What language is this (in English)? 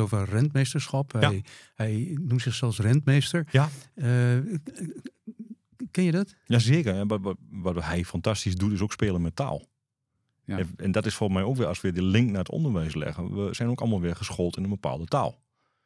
Dutch